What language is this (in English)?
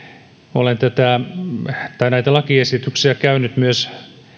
Finnish